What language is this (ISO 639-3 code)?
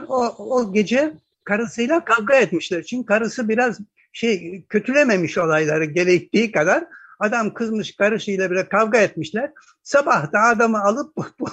tur